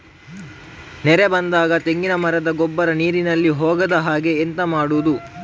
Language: Kannada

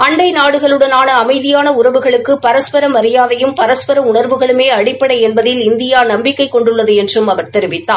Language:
Tamil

